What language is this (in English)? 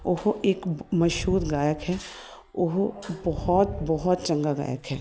Punjabi